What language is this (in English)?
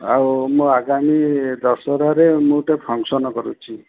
Odia